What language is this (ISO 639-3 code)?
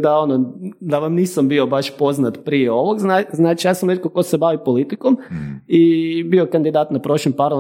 hrv